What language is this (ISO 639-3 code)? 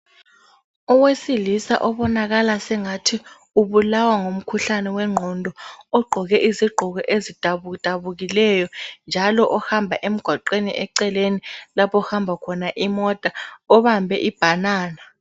nde